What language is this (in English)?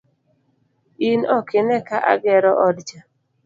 Luo (Kenya and Tanzania)